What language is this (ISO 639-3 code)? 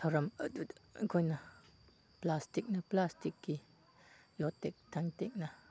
mni